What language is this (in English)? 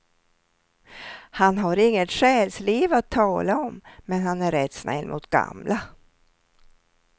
Swedish